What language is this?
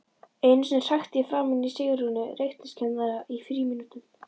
Icelandic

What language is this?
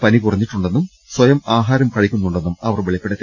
Malayalam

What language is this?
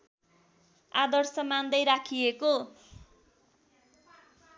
Nepali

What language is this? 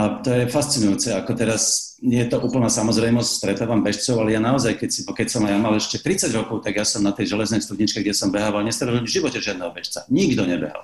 Slovak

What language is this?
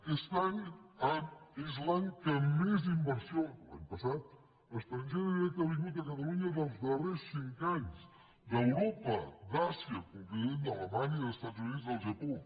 Catalan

